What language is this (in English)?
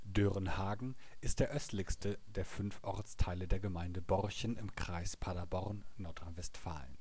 German